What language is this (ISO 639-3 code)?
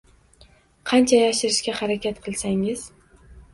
uzb